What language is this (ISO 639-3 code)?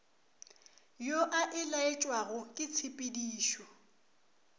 nso